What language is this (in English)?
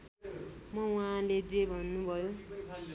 Nepali